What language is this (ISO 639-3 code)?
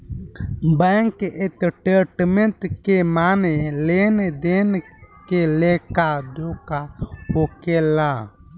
bho